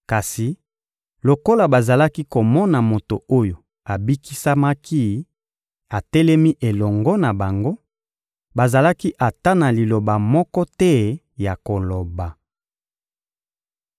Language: Lingala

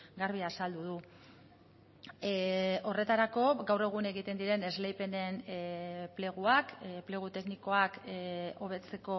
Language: Basque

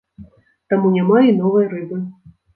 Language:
Belarusian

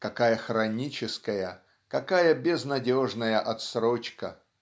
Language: Russian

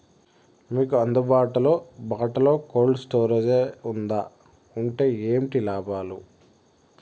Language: Telugu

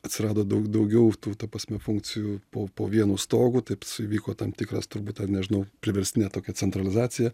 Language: Lithuanian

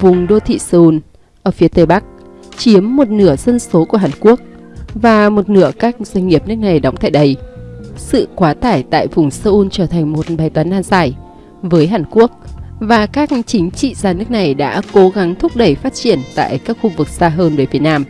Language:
Vietnamese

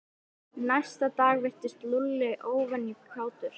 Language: Icelandic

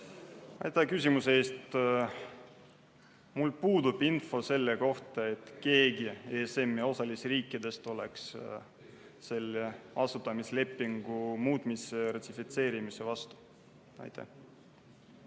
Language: Estonian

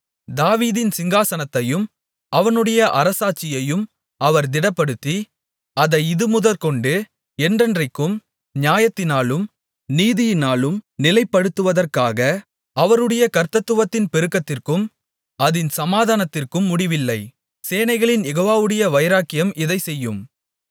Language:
Tamil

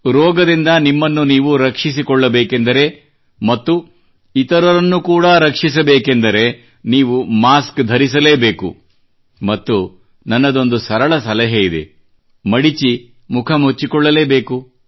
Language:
Kannada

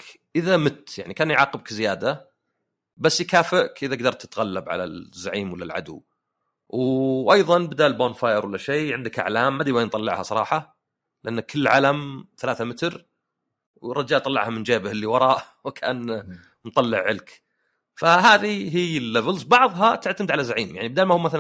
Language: Arabic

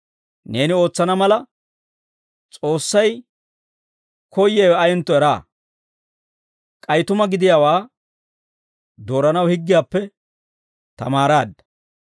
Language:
Dawro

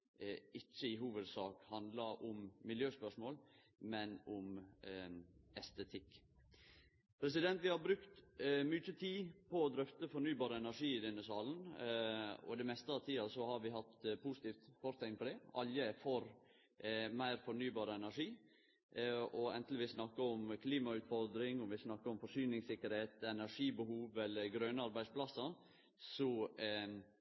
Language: Norwegian Nynorsk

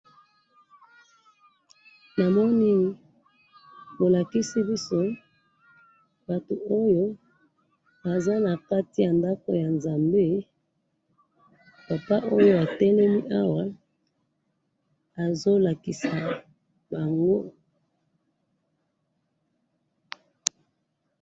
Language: Lingala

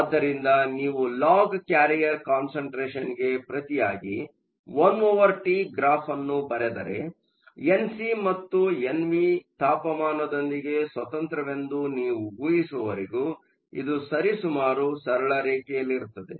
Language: Kannada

